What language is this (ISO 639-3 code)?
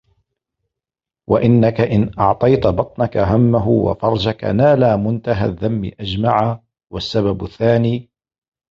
ara